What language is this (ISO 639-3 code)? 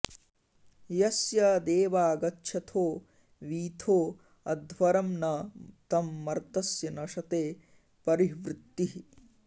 san